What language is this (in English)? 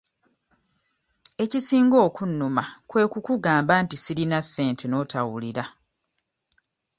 Ganda